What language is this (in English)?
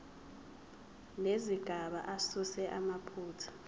Zulu